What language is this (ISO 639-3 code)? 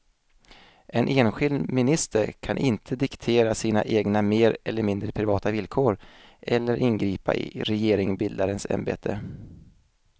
swe